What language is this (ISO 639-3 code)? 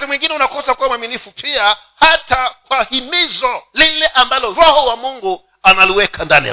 swa